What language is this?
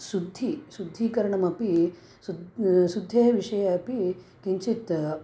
Sanskrit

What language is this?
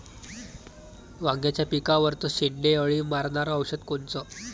Marathi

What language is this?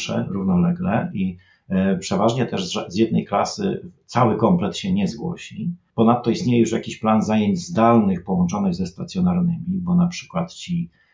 Polish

